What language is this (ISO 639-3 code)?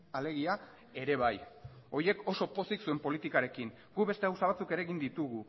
eus